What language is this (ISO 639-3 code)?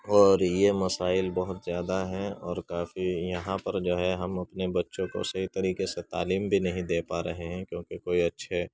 urd